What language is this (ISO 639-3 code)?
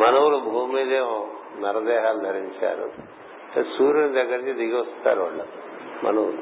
tel